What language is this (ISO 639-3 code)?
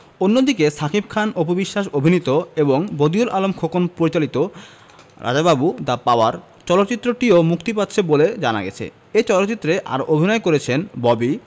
ben